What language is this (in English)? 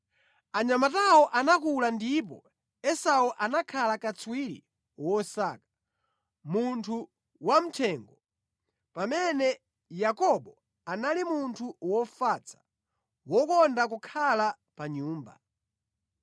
Nyanja